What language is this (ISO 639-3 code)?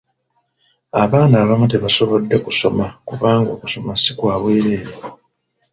lug